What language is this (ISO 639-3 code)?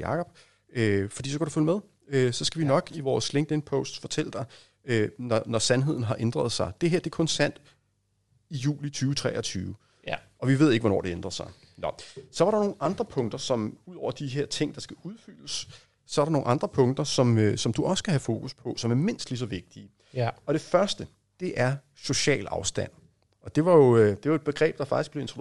dan